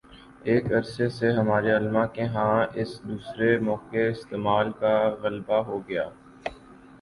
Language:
Urdu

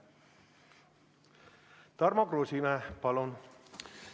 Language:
Estonian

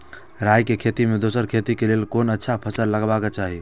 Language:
Maithili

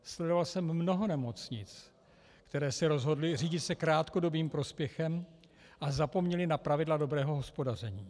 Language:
Czech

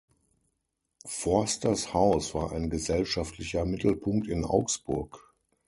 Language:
German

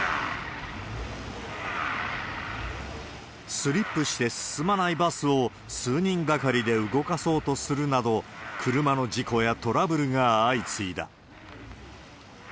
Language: Japanese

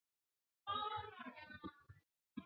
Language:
Chinese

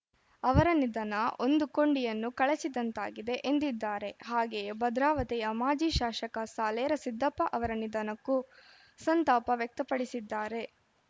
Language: Kannada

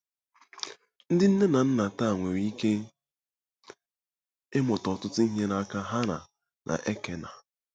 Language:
Igbo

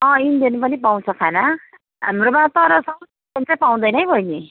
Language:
Nepali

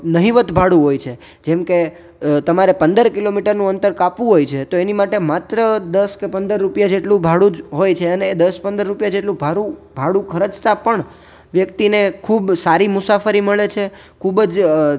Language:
Gujarati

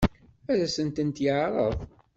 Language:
Kabyle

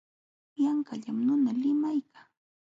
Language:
Jauja Wanca Quechua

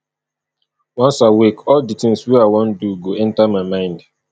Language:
Nigerian Pidgin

